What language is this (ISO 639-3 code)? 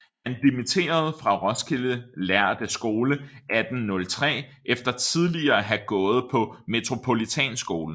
dan